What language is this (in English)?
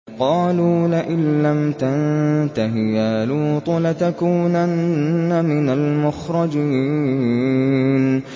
Arabic